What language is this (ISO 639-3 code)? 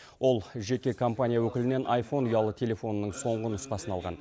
kaz